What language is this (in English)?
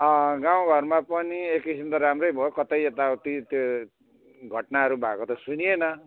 Nepali